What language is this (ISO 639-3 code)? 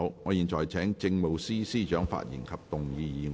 yue